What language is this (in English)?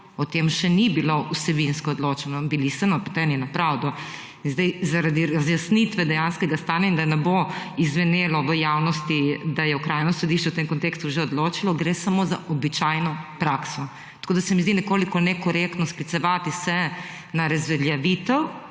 Slovenian